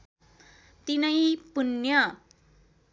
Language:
Nepali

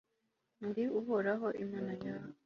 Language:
Kinyarwanda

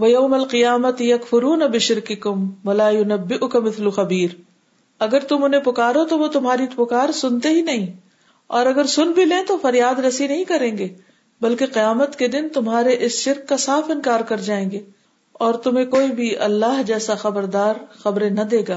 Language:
Urdu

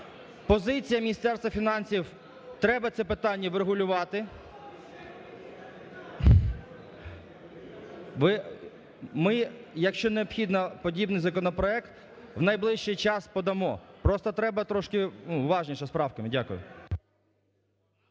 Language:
Ukrainian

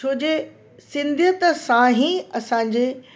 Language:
Sindhi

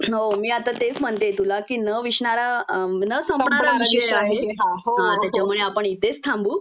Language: Marathi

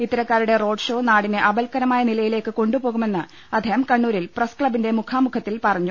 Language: Malayalam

